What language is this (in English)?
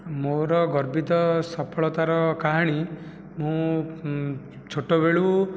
Odia